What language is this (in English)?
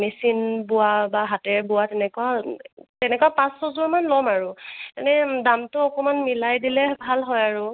Assamese